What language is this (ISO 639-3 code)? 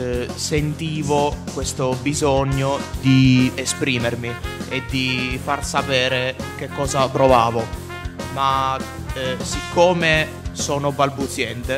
ita